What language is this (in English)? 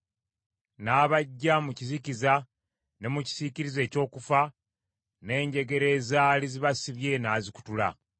Ganda